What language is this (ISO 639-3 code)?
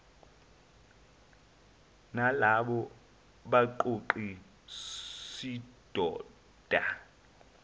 zul